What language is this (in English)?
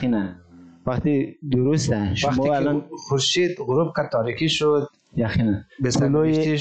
Persian